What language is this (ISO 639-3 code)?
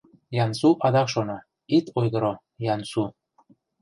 chm